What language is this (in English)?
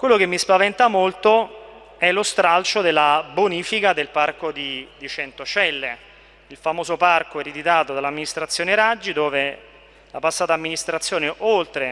Italian